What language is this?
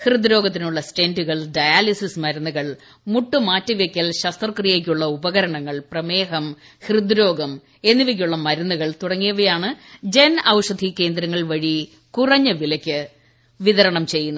Malayalam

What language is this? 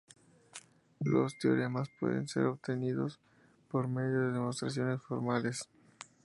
Spanish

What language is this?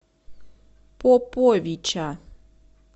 Russian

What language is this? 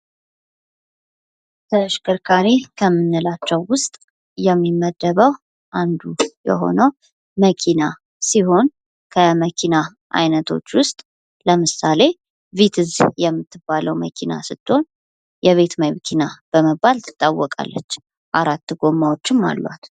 Amharic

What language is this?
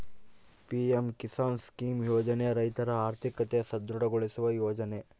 Kannada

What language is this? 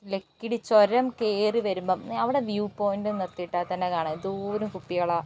Malayalam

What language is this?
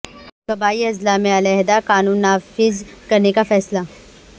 Urdu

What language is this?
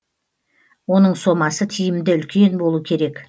Kazakh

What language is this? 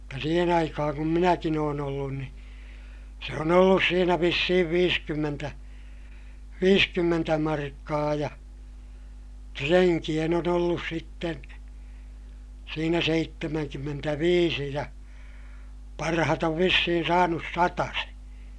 Finnish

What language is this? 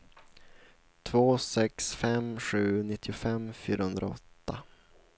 Swedish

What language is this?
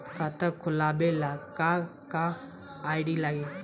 Bhojpuri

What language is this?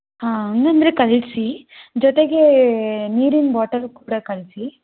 Kannada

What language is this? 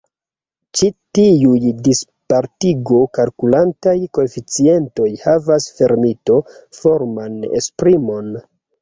Esperanto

